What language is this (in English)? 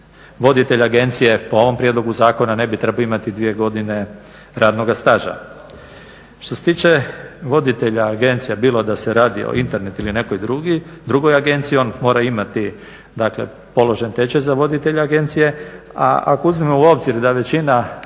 Croatian